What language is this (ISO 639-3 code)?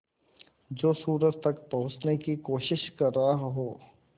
hin